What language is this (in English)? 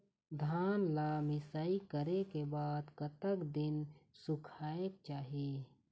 Chhattisgarhi